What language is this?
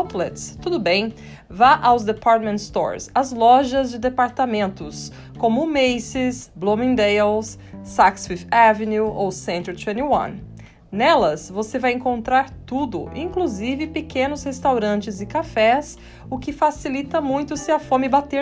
Portuguese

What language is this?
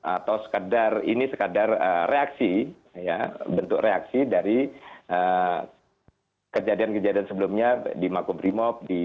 Indonesian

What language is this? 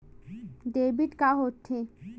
Chhattisgarhi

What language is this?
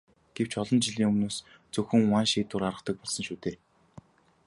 Mongolian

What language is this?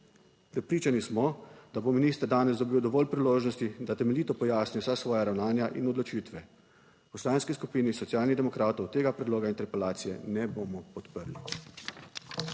Slovenian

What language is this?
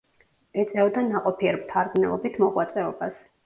Georgian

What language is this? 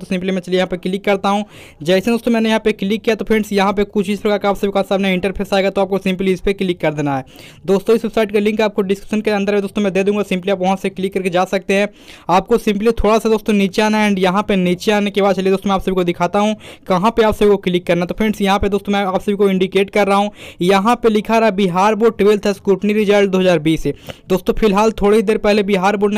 Hindi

